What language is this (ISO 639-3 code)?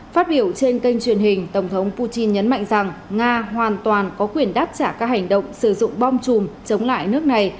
vie